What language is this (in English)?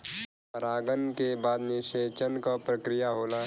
Bhojpuri